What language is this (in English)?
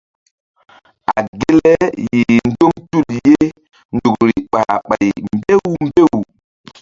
Mbum